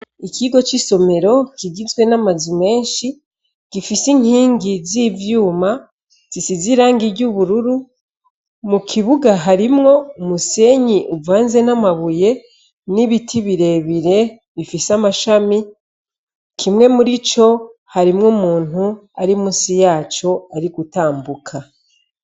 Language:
Rundi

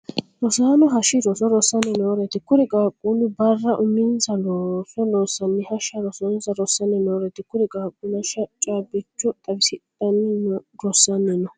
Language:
Sidamo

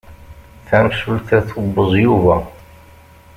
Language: Kabyle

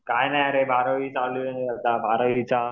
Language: Marathi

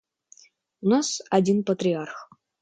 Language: Russian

